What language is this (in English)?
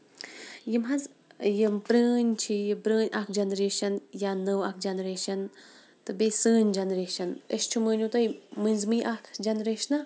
Kashmiri